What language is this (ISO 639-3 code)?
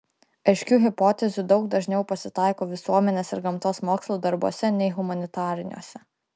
lit